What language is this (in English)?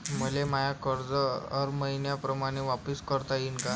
Marathi